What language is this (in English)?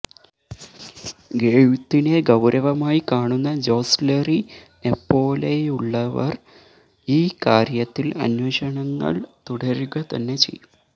Malayalam